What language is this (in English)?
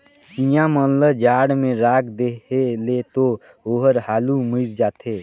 Chhattisgarhi